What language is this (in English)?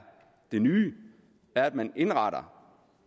Danish